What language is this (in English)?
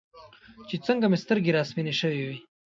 Pashto